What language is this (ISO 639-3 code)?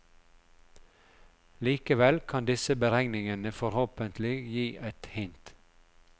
nor